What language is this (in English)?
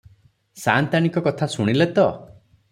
Odia